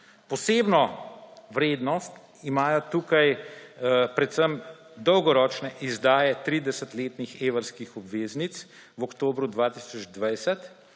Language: Slovenian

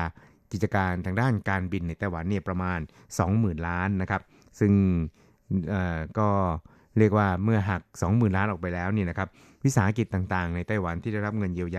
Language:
Thai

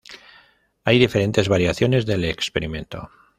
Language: Spanish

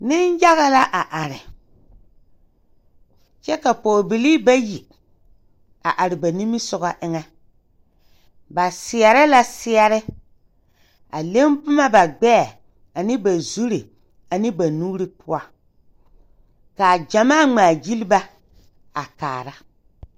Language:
Southern Dagaare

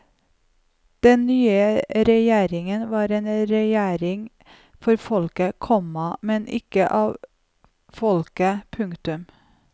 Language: Norwegian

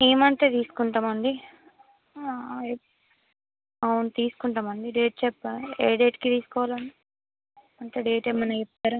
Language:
Telugu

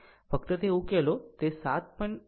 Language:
Gujarati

